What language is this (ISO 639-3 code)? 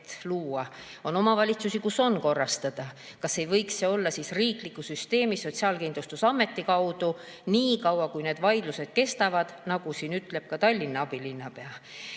est